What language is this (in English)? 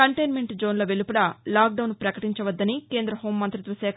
Telugu